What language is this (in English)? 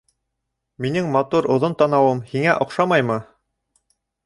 Bashkir